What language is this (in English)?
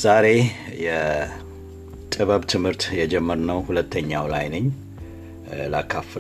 Amharic